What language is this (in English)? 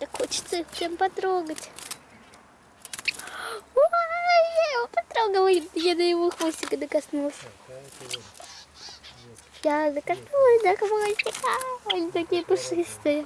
Russian